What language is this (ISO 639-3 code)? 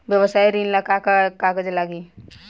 bho